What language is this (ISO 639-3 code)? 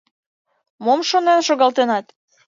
chm